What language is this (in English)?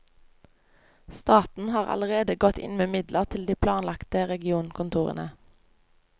Norwegian